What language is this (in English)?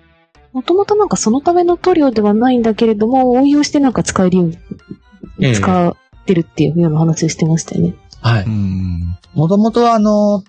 Japanese